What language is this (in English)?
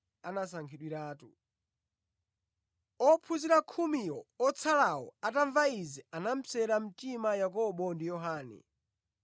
Nyanja